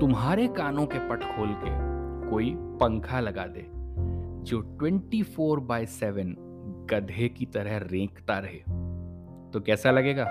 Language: Hindi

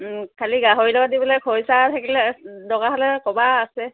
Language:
Assamese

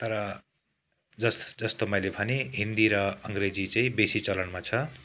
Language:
Nepali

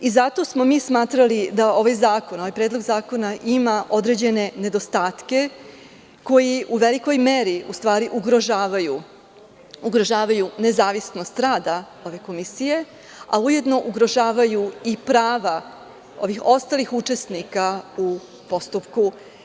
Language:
Serbian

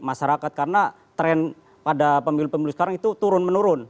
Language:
Indonesian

